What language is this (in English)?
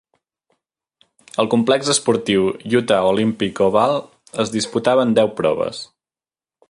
Catalan